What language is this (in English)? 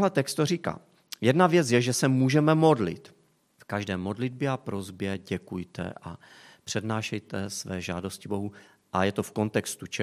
Czech